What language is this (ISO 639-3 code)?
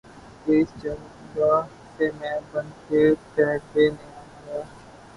urd